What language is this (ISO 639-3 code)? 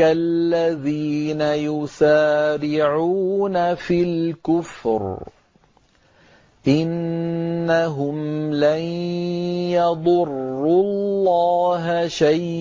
ara